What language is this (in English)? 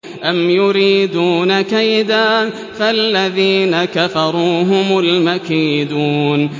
Arabic